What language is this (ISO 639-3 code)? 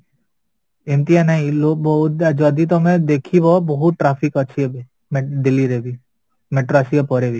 ori